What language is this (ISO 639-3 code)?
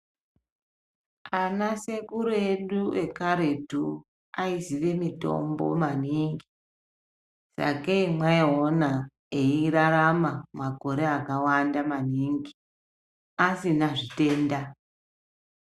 ndc